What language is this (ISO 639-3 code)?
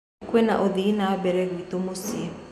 kik